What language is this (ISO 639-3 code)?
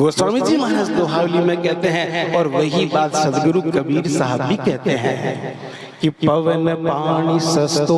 hin